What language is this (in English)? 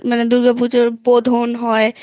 Bangla